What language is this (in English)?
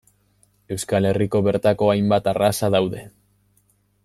Basque